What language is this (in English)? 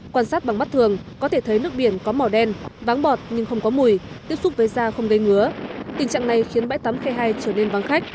Vietnamese